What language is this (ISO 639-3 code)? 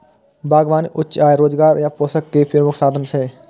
mai